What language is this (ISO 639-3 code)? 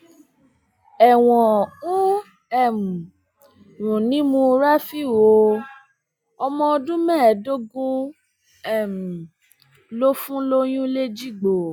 yor